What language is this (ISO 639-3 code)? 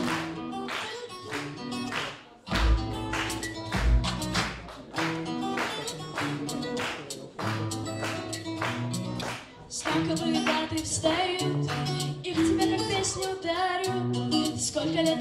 ron